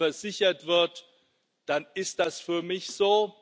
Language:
German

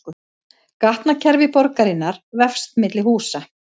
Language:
Icelandic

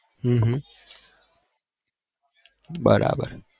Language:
Gujarati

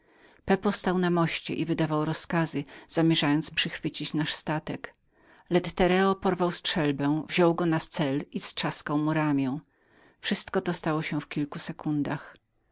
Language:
Polish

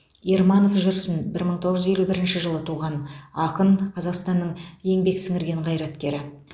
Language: Kazakh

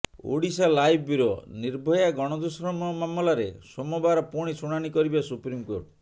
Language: Odia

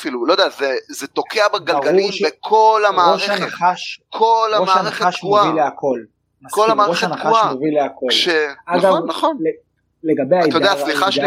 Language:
Hebrew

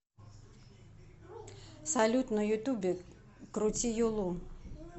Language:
Russian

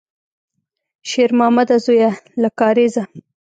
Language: Pashto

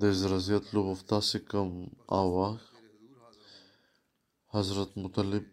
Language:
Bulgarian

